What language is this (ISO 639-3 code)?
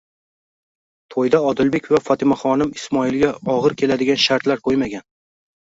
uzb